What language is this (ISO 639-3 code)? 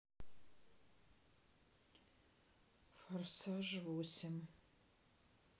rus